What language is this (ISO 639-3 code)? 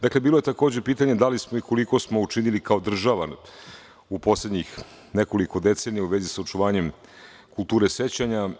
srp